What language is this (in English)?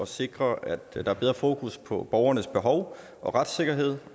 Danish